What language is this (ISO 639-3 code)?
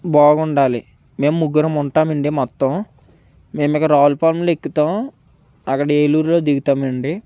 tel